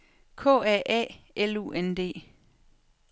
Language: Danish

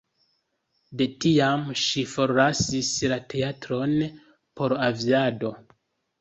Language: Esperanto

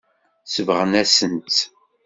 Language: Kabyle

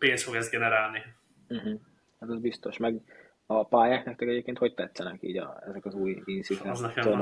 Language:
Hungarian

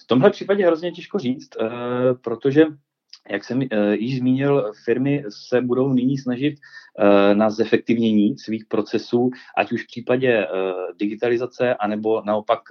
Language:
Czech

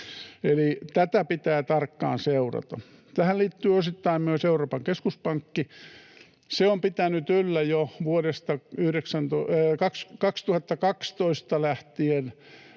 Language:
Finnish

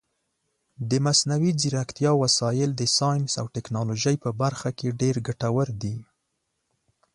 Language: Pashto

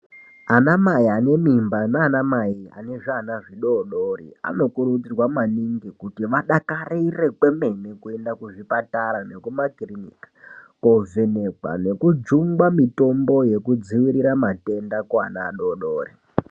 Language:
Ndau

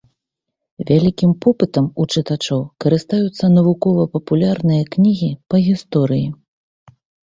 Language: Belarusian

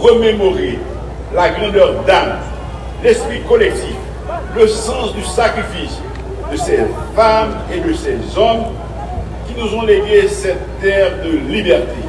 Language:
French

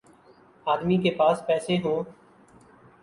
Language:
Urdu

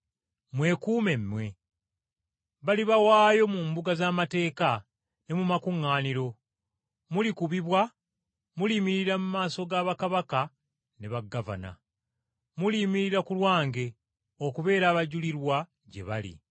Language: Ganda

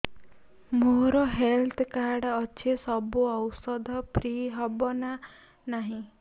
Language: Odia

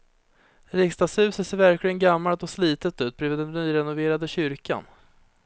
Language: Swedish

